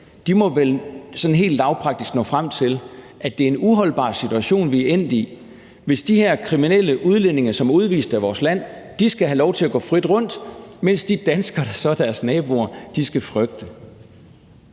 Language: Danish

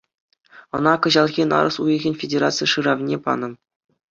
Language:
Chuvash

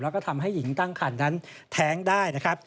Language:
Thai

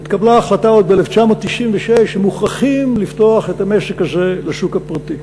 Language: Hebrew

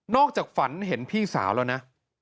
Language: Thai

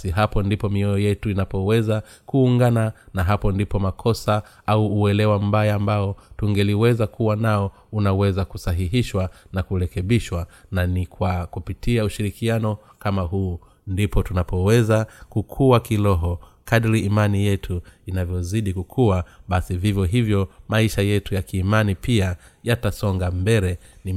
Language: Swahili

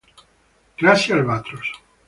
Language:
Italian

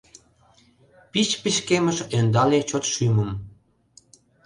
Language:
Mari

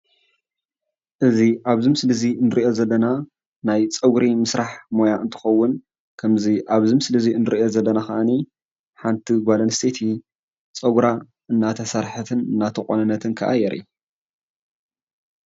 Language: Tigrinya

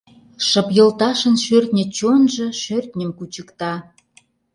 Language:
Mari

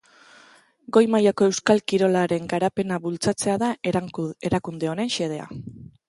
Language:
Basque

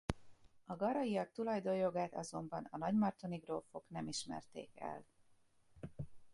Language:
Hungarian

